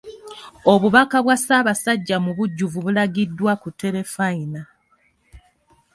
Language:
Ganda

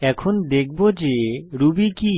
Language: Bangla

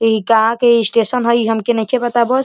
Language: Bhojpuri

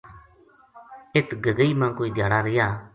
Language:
Gujari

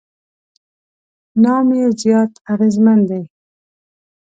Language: Pashto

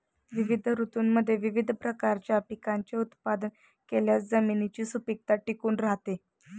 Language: Marathi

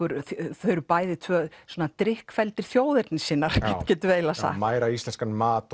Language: Icelandic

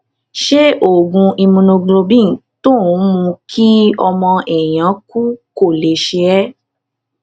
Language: Yoruba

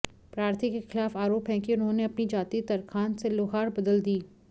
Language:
Hindi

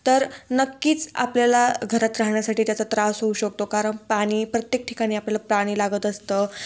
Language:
Marathi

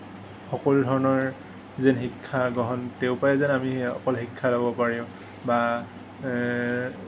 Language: Assamese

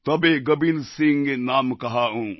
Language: Bangla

